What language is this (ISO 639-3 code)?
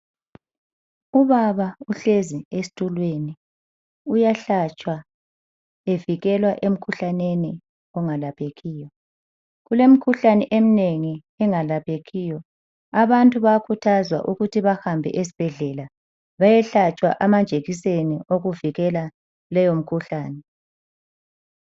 nde